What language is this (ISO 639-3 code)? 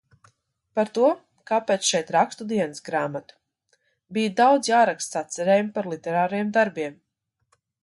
lav